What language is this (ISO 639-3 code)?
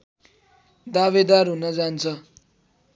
nep